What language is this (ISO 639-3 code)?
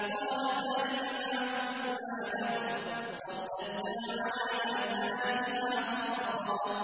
ara